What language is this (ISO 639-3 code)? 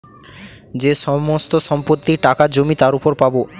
ben